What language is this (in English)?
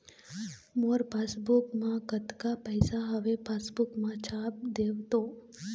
Chhattisgarhi